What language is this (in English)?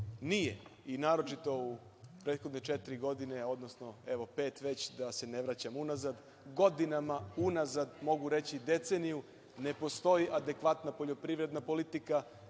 Serbian